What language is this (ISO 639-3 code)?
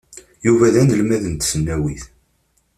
kab